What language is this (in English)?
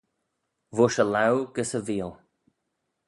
Manx